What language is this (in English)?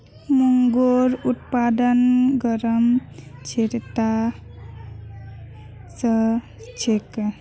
Magahi